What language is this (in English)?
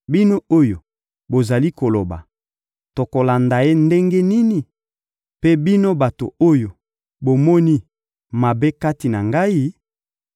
Lingala